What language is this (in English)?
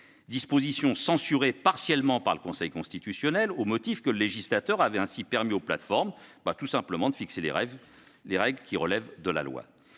French